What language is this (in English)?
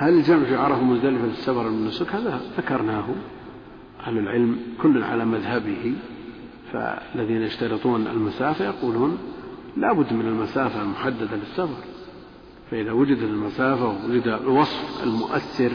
Arabic